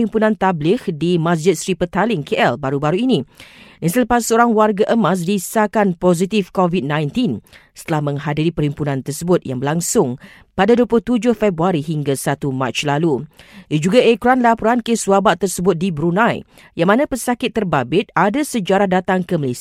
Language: Malay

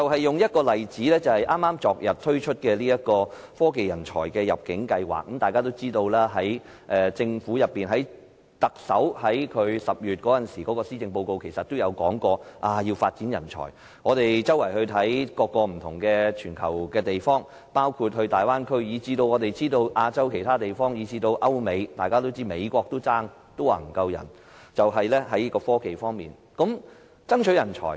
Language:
Cantonese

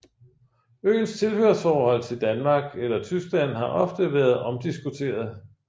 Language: Danish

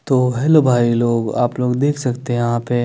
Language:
Hindi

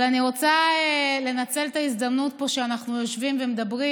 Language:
Hebrew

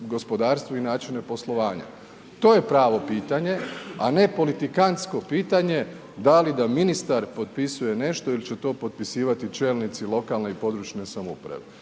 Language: Croatian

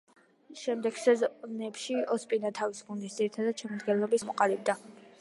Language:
Georgian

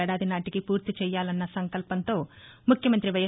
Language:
Telugu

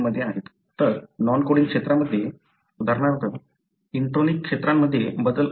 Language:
Marathi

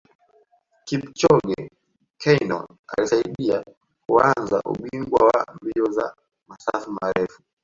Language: Swahili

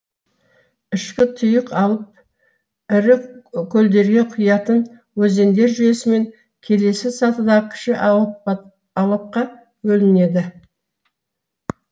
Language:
Kazakh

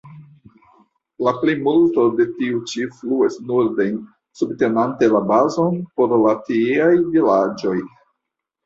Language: Esperanto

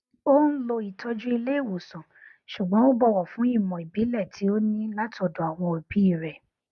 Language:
Yoruba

